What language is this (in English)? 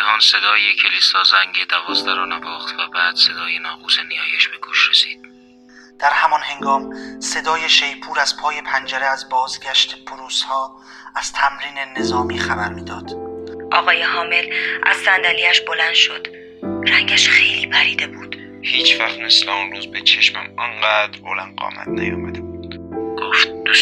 Persian